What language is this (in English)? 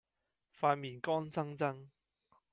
Cantonese